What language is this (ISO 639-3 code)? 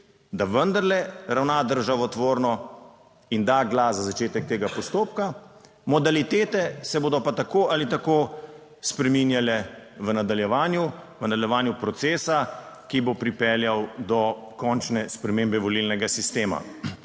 slv